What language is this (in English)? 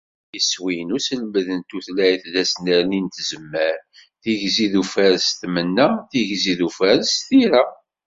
Kabyle